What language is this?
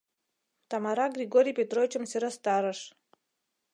Mari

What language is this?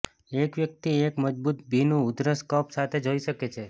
Gujarati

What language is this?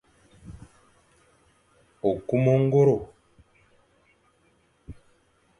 Fang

